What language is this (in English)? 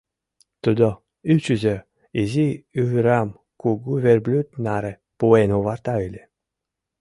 Mari